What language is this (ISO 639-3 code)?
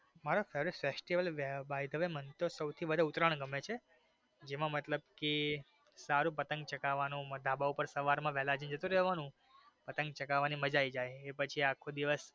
guj